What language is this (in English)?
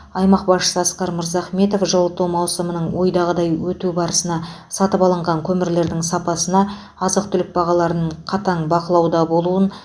Kazakh